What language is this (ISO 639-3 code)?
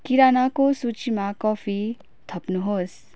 nep